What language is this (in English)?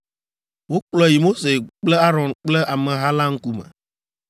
Ewe